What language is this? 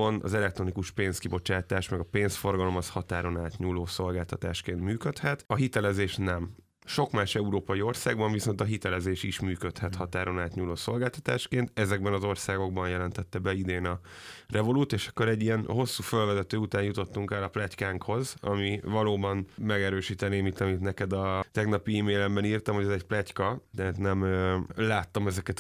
Hungarian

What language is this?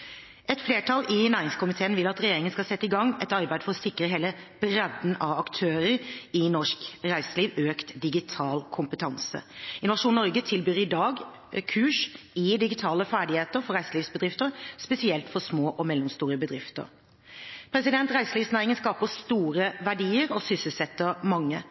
Norwegian Bokmål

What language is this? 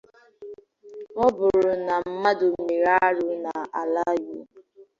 Igbo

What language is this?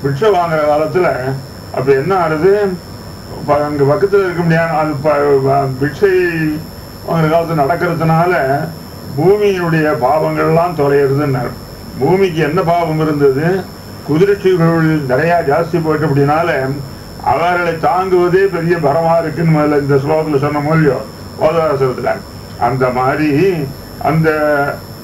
Arabic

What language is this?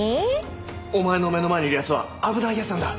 Japanese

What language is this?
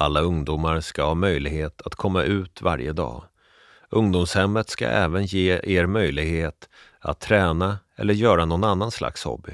Swedish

